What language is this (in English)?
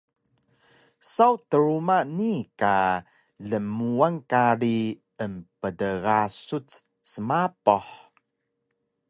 Taroko